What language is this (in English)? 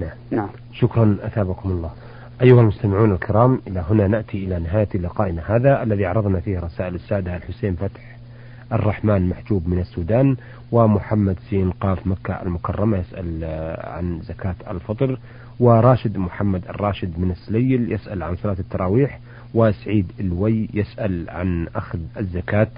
Arabic